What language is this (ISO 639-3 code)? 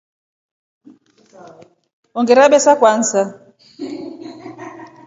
rof